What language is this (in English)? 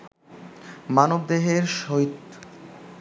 Bangla